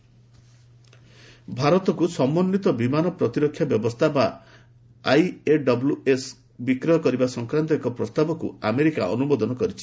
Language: Odia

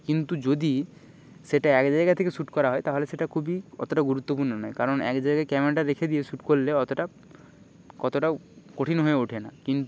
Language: Bangla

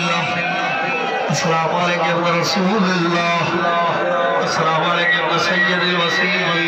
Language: Arabic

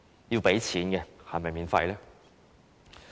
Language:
Cantonese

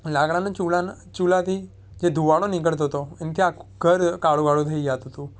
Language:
Gujarati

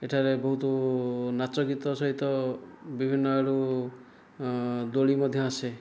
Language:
Odia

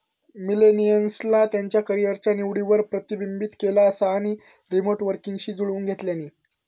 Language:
Marathi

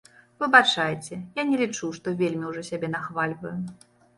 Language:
Belarusian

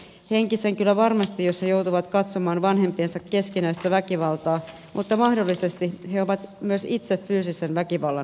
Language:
Finnish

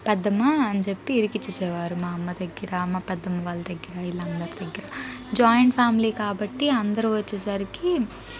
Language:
Telugu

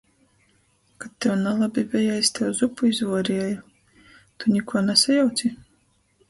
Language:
Latgalian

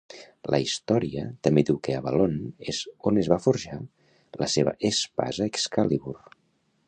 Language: Catalan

